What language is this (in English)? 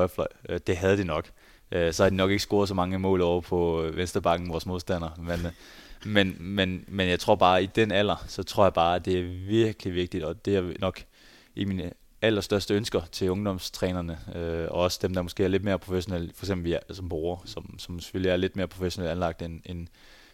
Danish